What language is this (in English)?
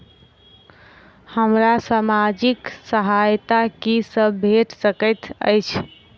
Maithili